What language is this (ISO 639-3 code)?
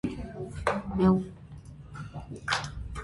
hye